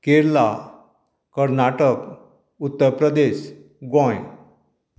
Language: Konkani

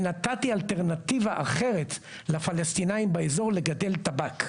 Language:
Hebrew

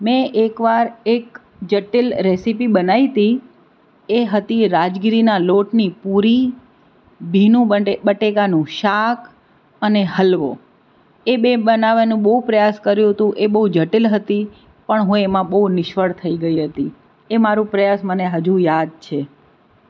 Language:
Gujarati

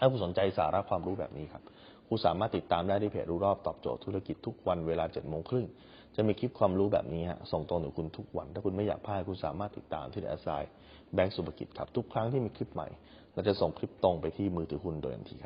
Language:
Thai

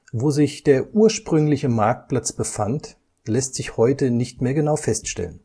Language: German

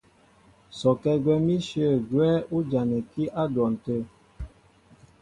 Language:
Mbo (Cameroon)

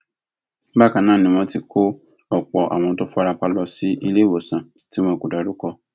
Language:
Yoruba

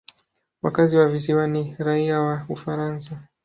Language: Swahili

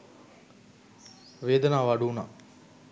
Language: Sinhala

